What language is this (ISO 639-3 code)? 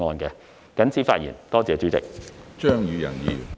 yue